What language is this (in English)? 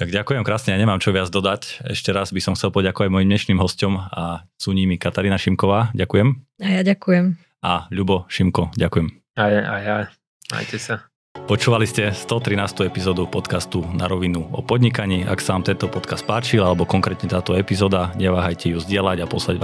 Slovak